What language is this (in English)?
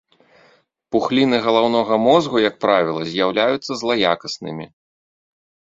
Belarusian